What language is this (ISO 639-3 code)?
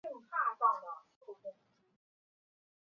zho